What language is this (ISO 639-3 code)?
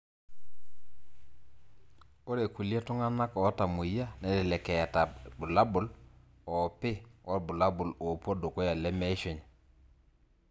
mas